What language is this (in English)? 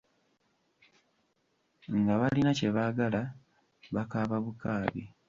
Ganda